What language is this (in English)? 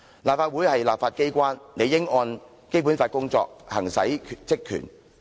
Cantonese